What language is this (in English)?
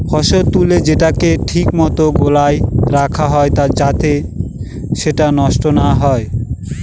Bangla